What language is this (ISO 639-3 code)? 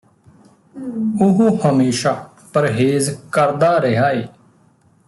pan